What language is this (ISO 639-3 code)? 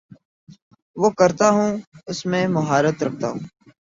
urd